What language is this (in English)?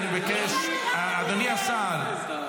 Hebrew